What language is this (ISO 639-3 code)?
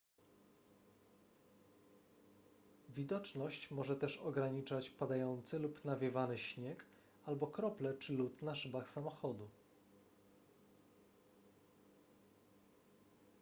pol